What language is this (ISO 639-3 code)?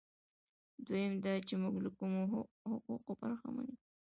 pus